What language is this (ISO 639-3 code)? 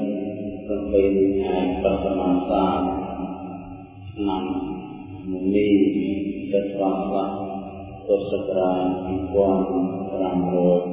vie